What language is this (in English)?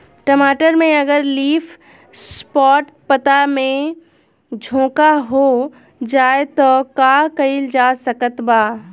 Bhojpuri